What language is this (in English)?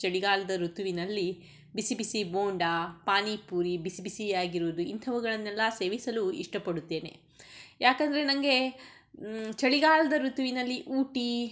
Kannada